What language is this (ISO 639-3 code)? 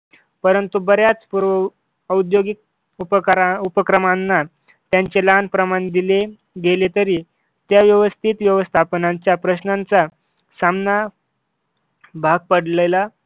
mar